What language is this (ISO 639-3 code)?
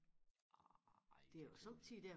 dan